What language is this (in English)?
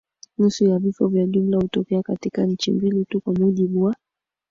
Swahili